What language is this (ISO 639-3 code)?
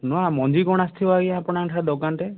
ori